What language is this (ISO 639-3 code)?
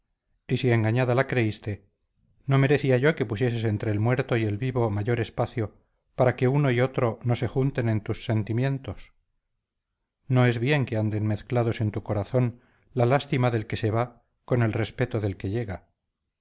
spa